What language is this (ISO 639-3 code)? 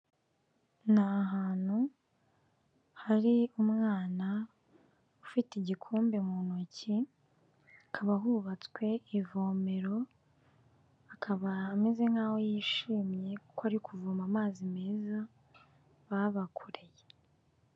kin